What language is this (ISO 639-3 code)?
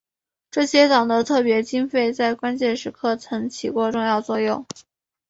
zho